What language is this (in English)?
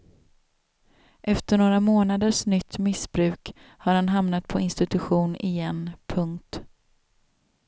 Swedish